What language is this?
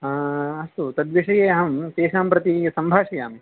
Sanskrit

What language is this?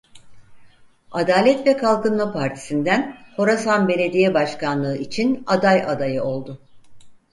Turkish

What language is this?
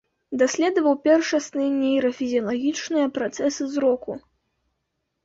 Belarusian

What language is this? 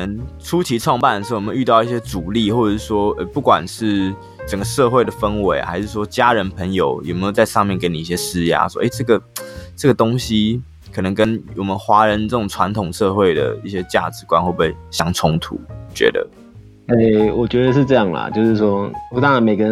Chinese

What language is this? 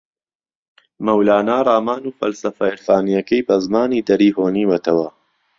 Central Kurdish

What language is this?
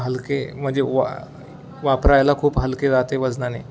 Marathi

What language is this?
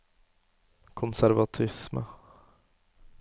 Norwegian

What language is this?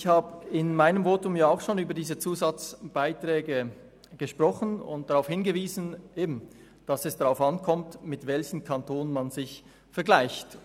Swiss German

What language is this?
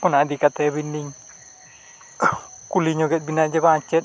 Santali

